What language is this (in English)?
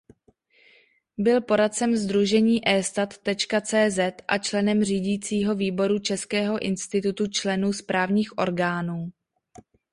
Czech